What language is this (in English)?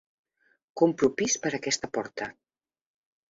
Catalan